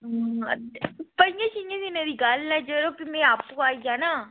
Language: Dogri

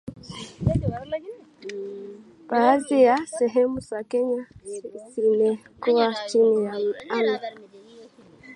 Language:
Swahili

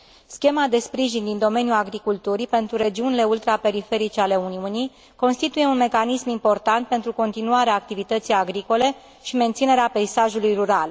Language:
Romanian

